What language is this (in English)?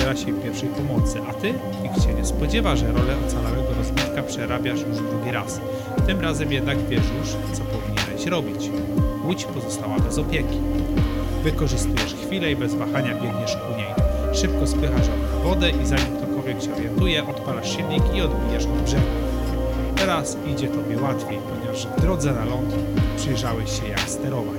Polish